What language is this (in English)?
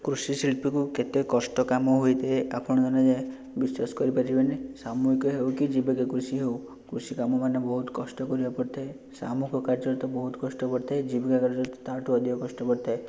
Odia